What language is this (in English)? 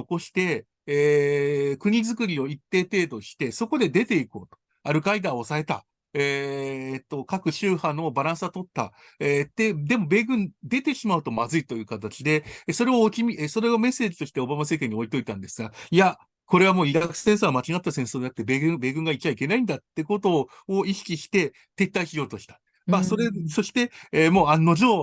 Japanese